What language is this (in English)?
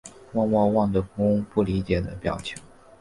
Chinese